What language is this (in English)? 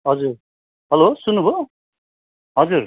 Nepali